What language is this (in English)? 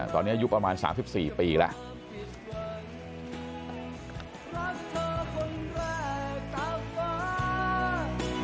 Thai